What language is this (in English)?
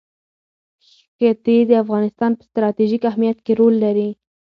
Pashto